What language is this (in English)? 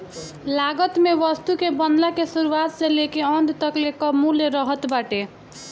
Bhojpuri